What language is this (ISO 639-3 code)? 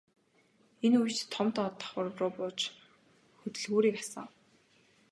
mon